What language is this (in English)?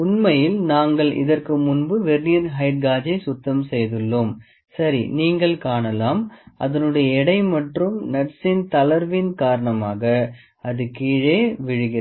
Tamil